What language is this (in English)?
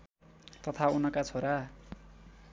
Nepali